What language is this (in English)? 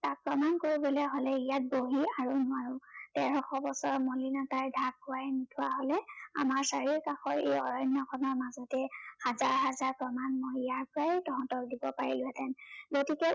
Assamese